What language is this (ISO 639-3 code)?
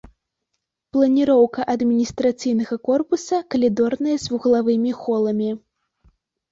bel